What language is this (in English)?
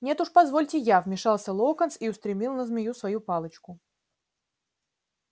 Russian